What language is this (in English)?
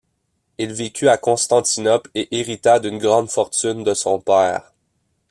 French